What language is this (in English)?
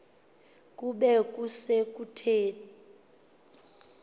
Xhosa